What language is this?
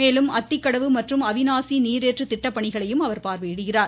Tamil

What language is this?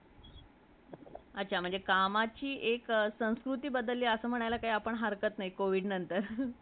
Marathi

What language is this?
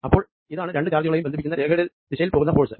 Malayalam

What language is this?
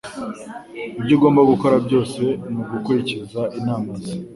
Kinyarwanda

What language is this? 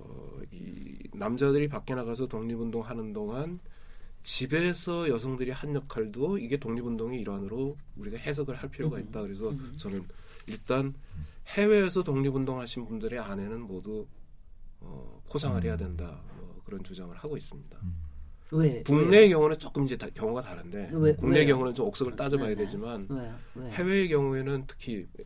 Korean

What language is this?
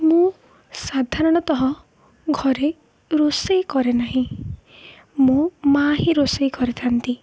Odia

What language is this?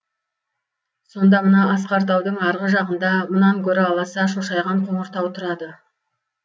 Kazakh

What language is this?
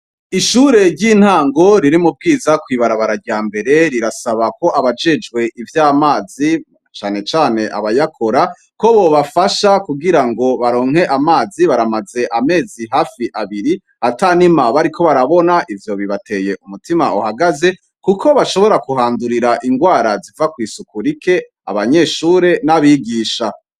Rundi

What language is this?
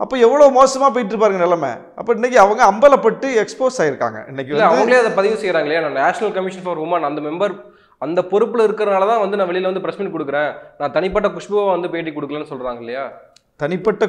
Arabic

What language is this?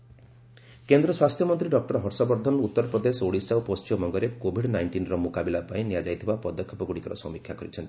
Odia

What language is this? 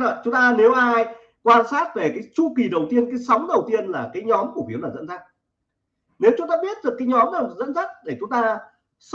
Vietnamese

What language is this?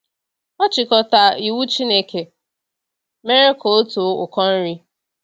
Igbo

